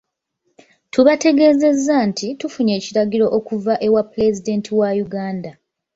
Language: Ganda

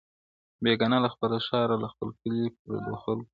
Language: Pashto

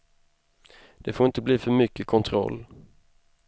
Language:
Swedish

